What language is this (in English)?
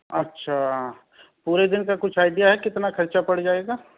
Urdu